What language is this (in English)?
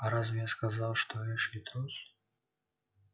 Russian